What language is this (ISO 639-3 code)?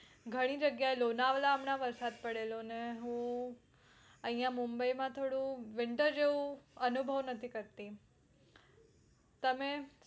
guj